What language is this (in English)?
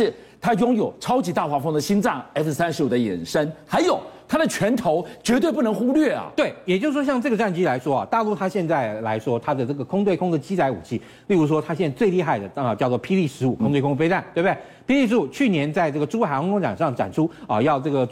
Chinese